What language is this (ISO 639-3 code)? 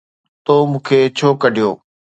snd